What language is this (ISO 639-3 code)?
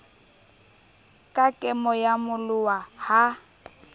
sot